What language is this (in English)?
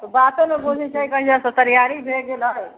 Maithili